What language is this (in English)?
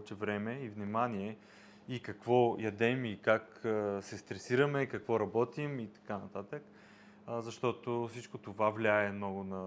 Bulgarian